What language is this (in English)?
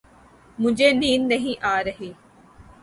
Urdu